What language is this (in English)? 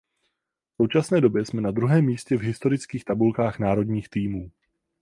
Czech